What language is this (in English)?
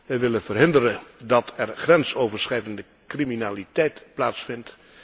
Dutch